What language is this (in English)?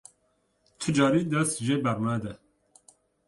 Kurdish